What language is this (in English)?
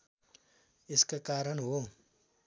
Nepali